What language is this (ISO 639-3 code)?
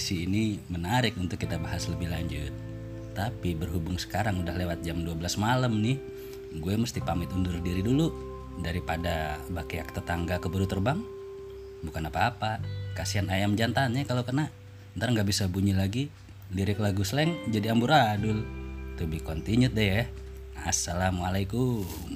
ind